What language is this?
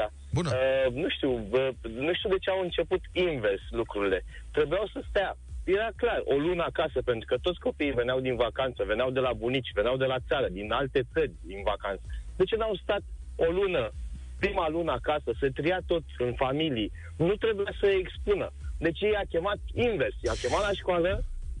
Romanian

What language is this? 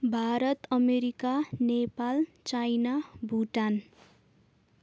Nepali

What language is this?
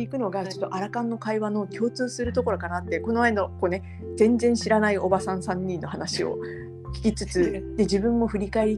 Japanese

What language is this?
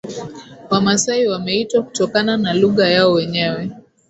Swahili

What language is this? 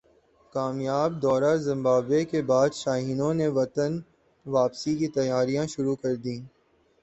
Urdu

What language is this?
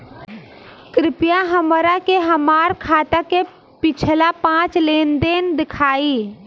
Bhojpuri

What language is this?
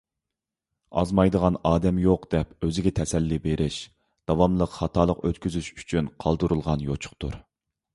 Uyghur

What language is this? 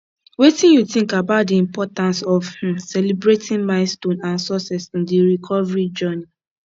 Nigerian Pidgin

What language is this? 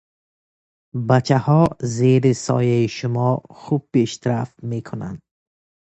Persian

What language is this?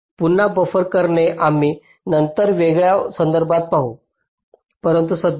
Marathi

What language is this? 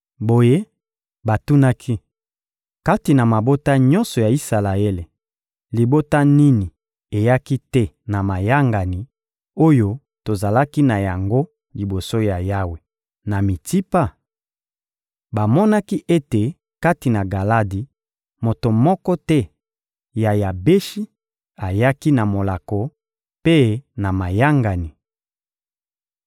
Lingala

